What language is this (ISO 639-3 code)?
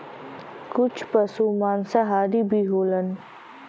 bho